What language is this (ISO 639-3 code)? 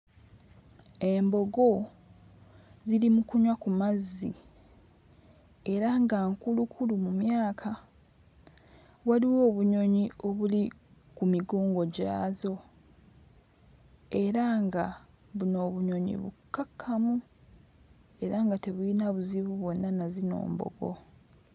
lug